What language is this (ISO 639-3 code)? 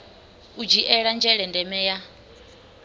ven